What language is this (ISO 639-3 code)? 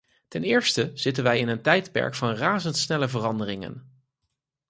nld